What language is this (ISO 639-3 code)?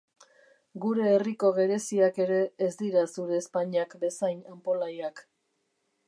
eus